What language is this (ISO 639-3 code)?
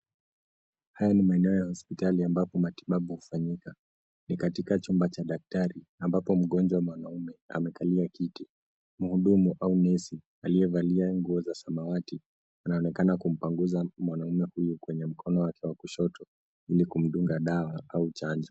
swa